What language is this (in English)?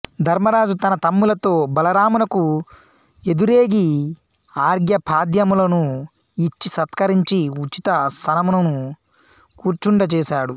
Telugu